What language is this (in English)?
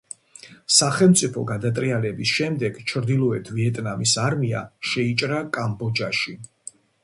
Georgian